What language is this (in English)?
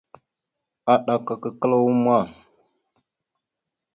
Mada (Cameroon)